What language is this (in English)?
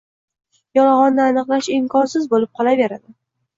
Uzbek